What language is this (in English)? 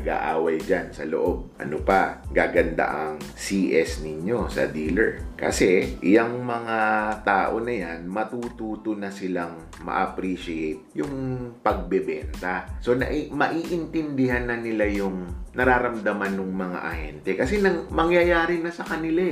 Filipino